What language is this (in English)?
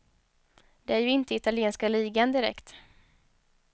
Swedish